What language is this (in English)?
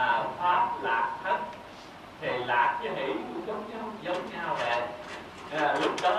Vietnamese